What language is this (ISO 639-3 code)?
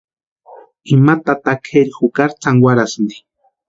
pua